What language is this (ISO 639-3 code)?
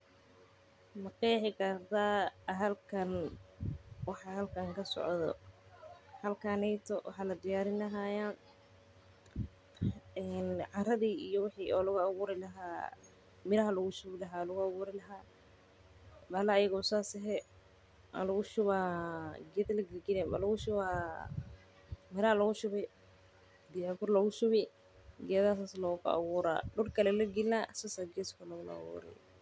som